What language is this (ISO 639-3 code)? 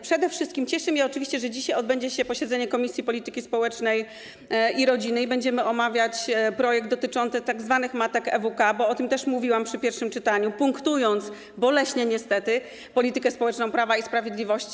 pol